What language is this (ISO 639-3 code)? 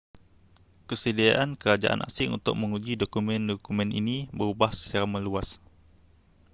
msa